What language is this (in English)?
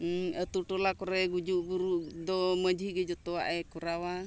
Santali